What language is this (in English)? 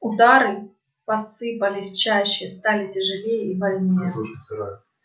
Russian